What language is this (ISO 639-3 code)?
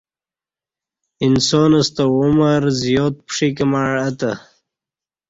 bsh